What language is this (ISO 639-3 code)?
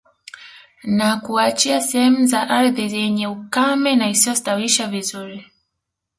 swa